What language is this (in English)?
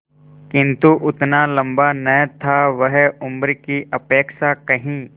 Hindi